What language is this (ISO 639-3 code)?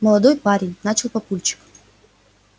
rus